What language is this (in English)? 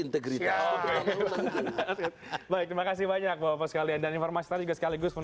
Indonesian